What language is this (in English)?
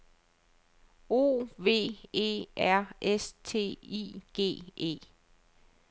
Danish